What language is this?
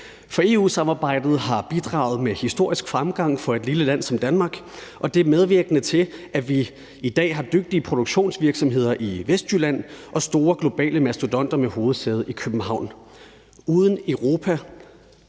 Danish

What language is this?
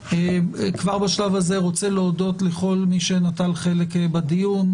Hebrew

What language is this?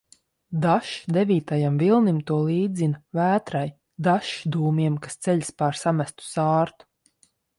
Latvian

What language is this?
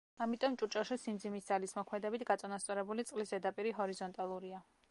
Georgian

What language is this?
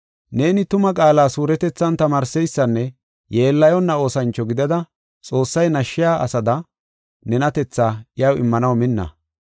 Gofa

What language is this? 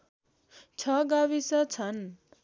Nepali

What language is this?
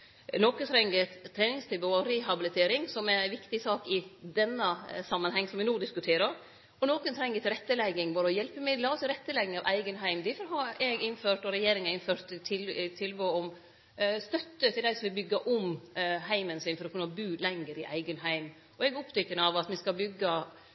Norwegian Nynorsk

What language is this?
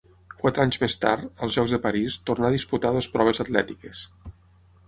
Catalan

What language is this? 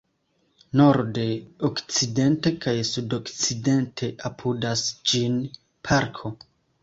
Esperanto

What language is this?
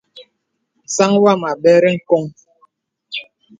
Bebele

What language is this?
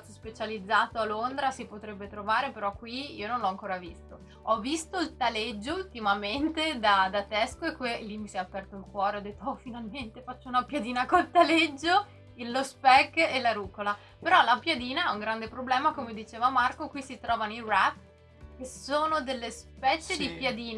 Italian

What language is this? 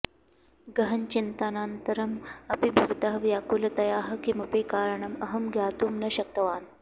Sanskrit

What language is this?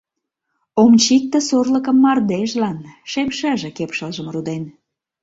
Mari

